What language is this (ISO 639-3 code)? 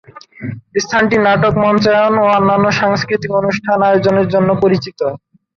ben